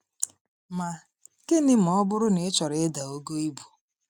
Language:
Igbo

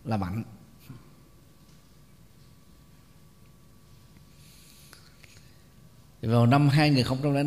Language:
Vietnamese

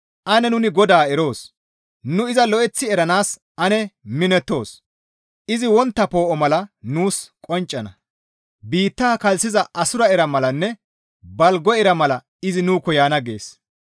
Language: Gamo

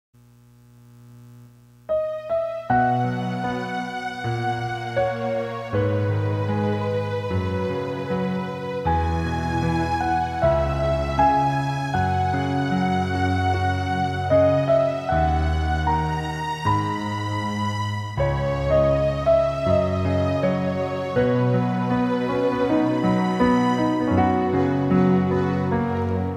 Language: Filipino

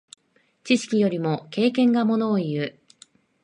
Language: Japanese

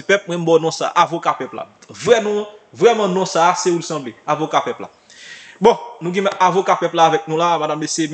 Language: French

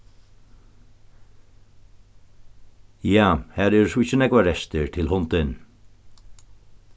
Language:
Faroese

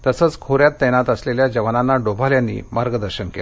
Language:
Marathi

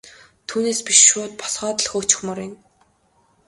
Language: Mongolian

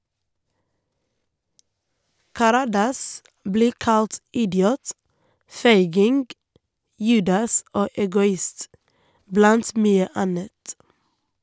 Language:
Norwegian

